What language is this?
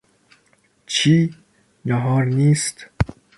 Persian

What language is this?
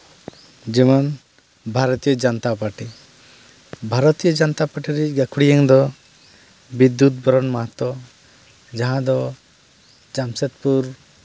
Santali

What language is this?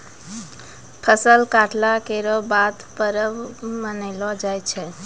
Maithili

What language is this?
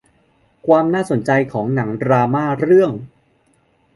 Thai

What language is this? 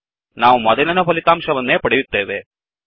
Kannada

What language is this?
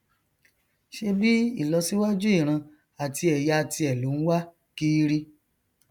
Yoruba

